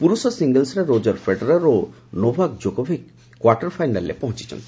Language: Odia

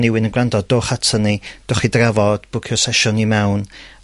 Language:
Welsh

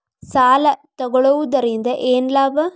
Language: Kannada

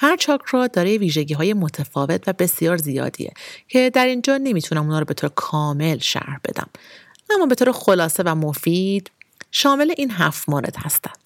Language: Persian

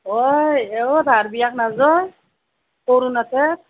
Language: Assamese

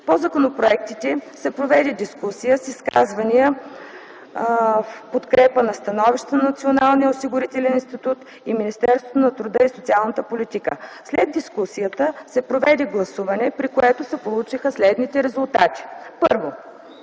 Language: Bulgarian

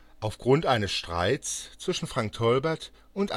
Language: German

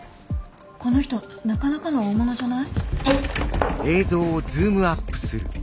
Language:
Japanese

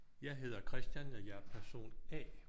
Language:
Danish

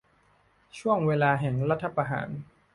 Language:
Thai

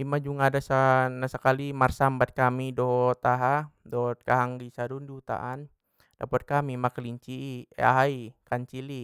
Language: Batak Mandailing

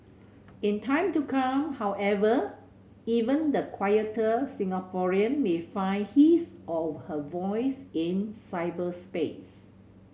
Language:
English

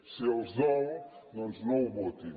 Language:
Catalan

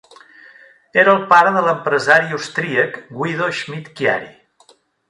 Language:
Catalan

